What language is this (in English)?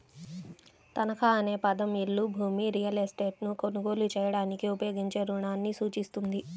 Telugu